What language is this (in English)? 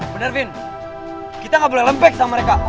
Indonesian